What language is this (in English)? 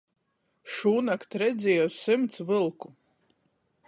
Latgalian